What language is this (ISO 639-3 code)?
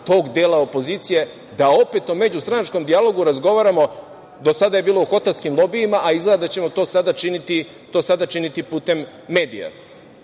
srp